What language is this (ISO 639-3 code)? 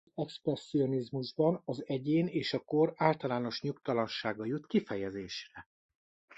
hun